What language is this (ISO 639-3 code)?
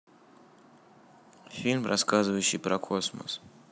rus